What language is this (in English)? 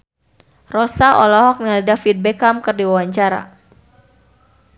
Sundanese